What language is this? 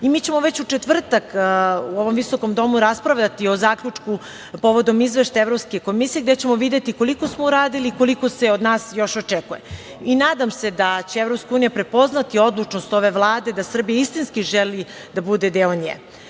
Serbian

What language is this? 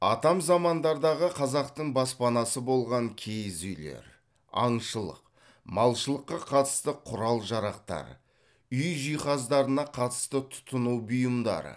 Kazakh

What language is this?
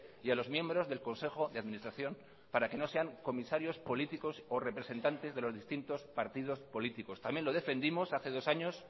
Spanish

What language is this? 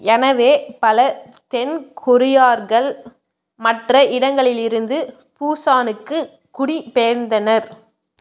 Tamil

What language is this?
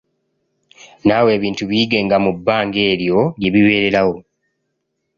Ganda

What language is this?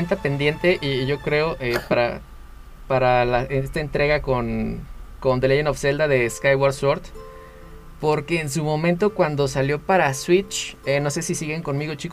Spanish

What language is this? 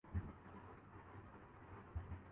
Urdu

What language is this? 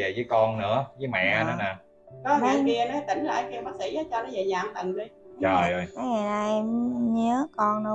Vietnamese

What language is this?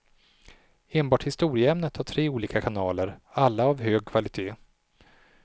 Swedish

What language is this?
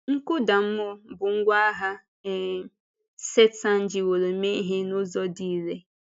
Igbo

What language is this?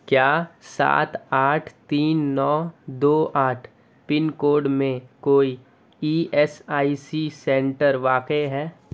Urdu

